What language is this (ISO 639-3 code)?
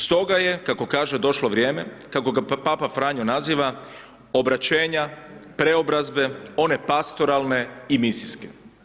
hrv